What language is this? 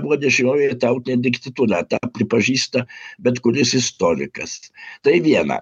Lithuanian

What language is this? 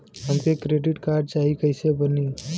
Bhojpuri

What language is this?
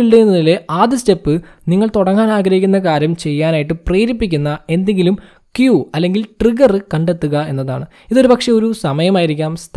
Malayalam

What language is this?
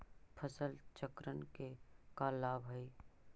Magahi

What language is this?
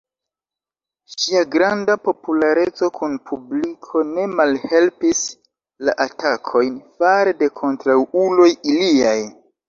Esperanto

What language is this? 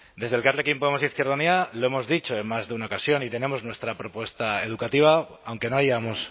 Spanish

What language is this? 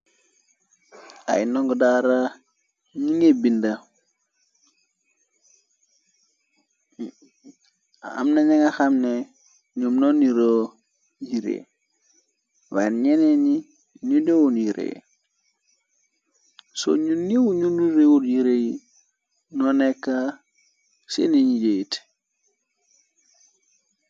Wolof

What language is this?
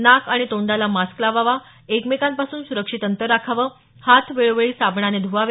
Marathi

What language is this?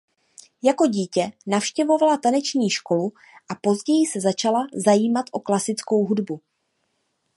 Czech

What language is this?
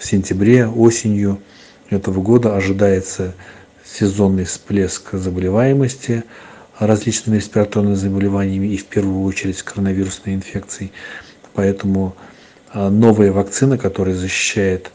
Russian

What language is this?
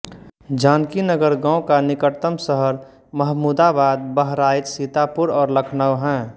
Hindi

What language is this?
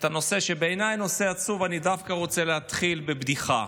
Hebrew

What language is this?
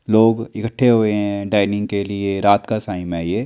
Hindi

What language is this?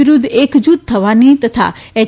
Gujarati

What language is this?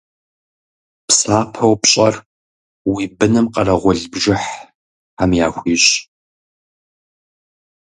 Kabardian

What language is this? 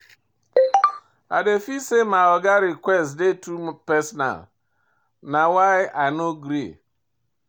Nigerian Pidgin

